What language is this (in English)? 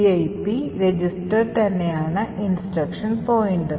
Malayalam